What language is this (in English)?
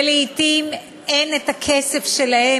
Hebrew